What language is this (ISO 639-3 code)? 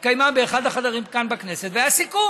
heb